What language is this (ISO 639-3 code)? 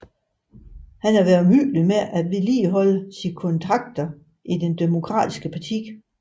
dan